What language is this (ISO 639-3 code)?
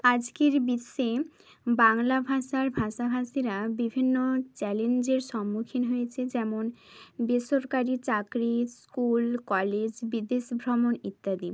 ben